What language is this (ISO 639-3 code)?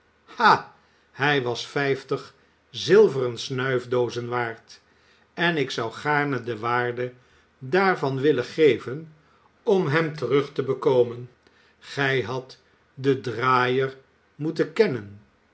nld